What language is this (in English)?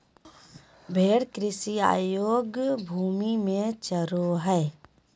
Magahi